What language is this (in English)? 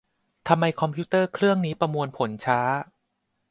Thai